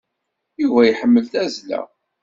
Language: Kabyle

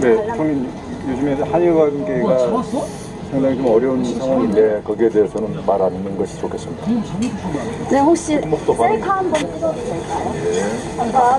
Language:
Korean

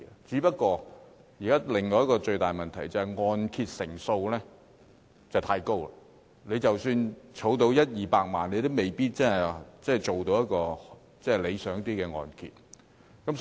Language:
Cantonese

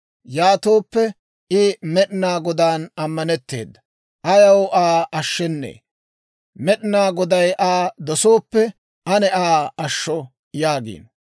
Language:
Dawro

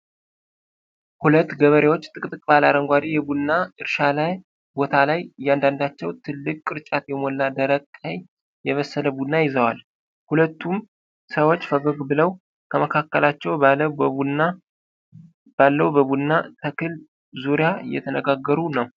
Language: Amharic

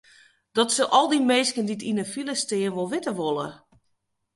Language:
Western Frisian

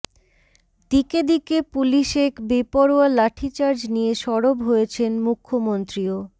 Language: Bangla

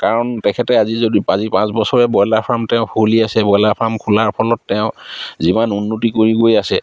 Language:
Assamese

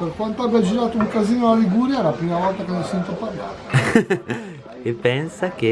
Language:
Italian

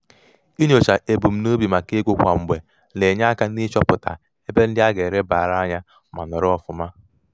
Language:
Igbo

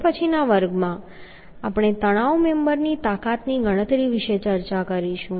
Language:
Gujarati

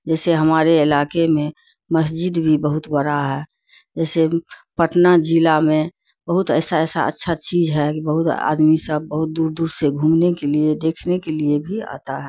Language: Urdu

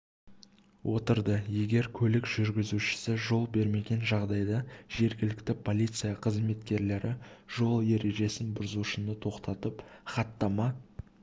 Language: Kazakh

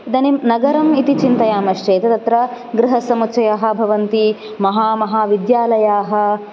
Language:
Sanskrit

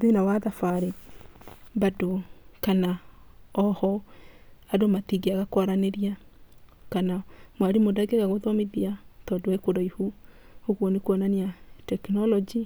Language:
Kikuyu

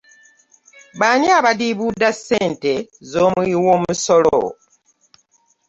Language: Ganda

